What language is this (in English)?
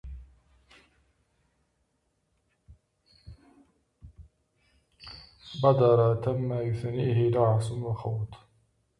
Arabic